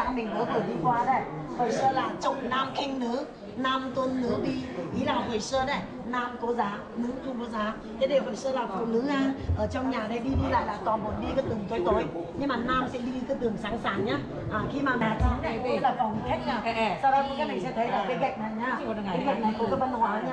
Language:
Vietnamese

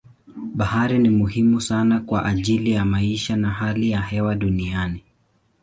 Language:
Swahili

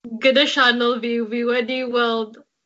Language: Welsh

